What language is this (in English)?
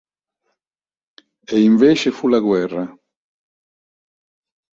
Italian